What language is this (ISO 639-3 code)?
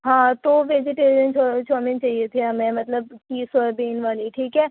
urd